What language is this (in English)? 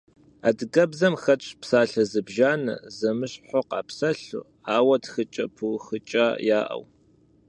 Kabardian